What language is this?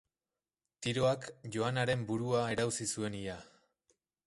Basque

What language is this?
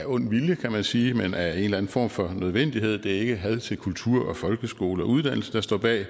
Danish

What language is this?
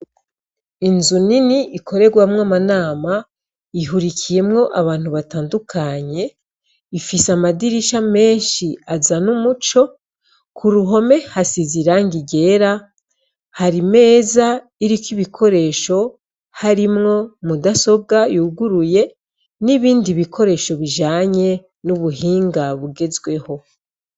Rundi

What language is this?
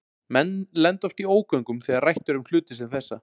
Icelandic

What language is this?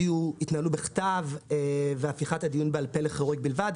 Hebrew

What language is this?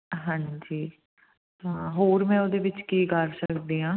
Punjabi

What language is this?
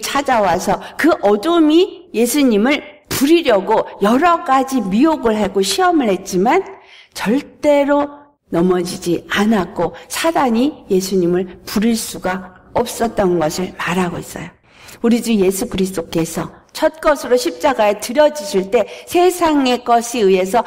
Korean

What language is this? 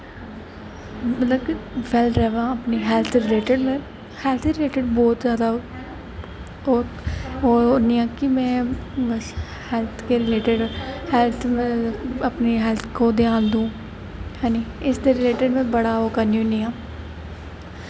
Dogri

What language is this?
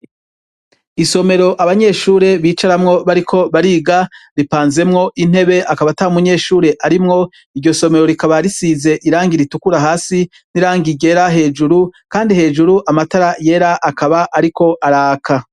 Rundi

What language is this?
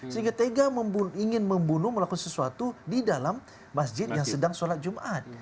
Indonesian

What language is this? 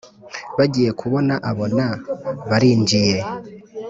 Kinyarwanda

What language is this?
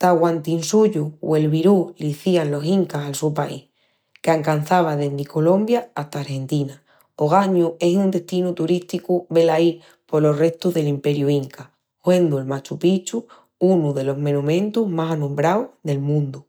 Extremaduran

